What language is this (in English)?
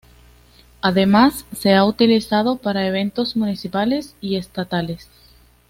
Spanish